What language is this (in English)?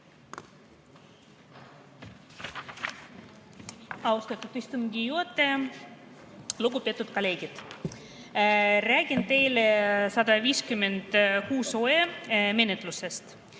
Estonian